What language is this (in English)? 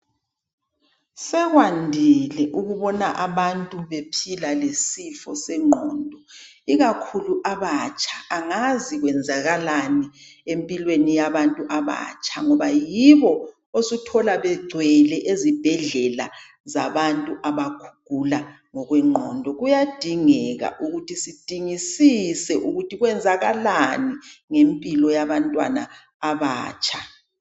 North Ndebele